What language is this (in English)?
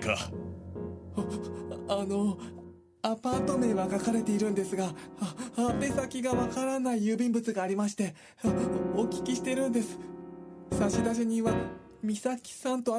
Japanese